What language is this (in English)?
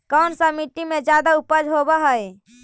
Magahi